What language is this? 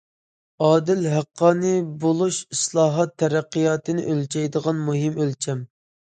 Uyghur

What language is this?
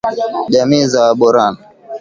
Swahili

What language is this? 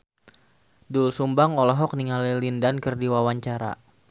Sundanese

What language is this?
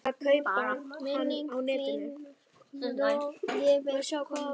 Icelandic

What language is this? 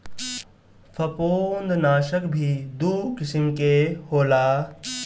Bhojpuri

